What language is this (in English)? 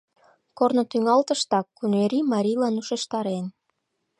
Mari